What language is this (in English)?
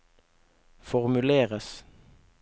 Norwegian